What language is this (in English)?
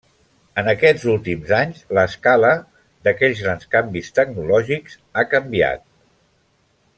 Catalan